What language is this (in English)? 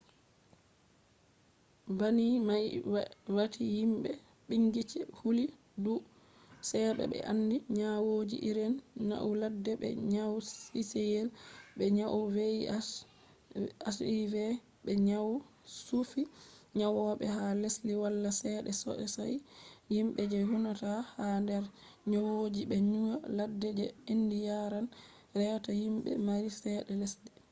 Fula